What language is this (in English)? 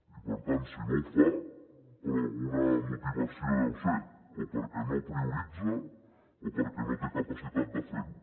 Catalan